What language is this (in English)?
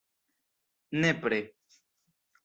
Esperanto